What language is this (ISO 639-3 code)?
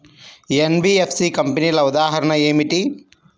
tel